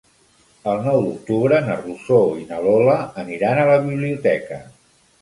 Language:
Catalan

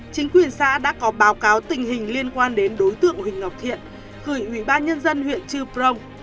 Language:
Vietnamese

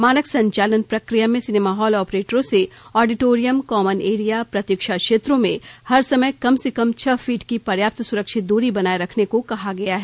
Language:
Hindi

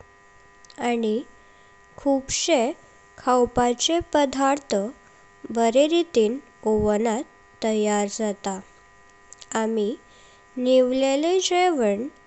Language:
Konkani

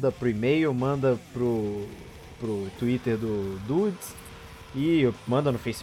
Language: Portuguese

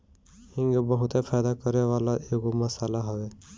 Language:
Bhojpuri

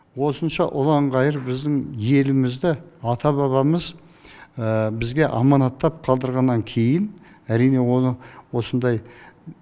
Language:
Kazakh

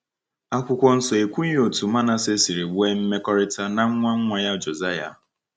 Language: Igbo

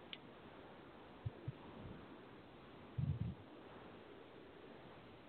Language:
English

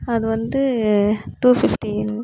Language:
Tamil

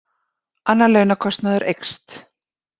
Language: Icelandic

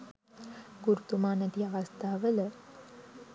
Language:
Sinhala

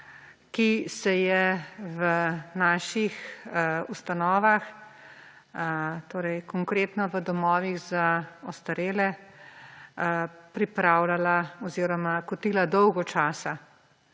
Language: Slovenian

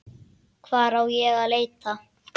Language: Icelandic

